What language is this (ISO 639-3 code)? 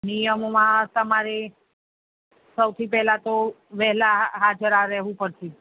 guj